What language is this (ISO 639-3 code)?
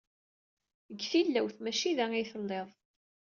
kab